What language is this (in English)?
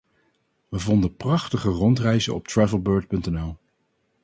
Dutch